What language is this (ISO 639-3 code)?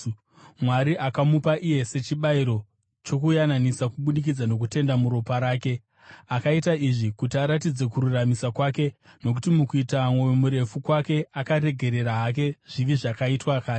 sna